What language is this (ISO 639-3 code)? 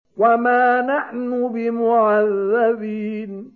ara